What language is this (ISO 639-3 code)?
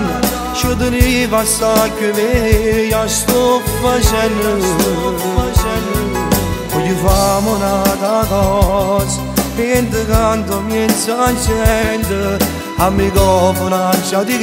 ron